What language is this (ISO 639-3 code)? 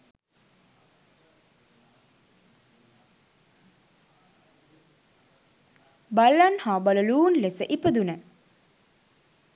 sin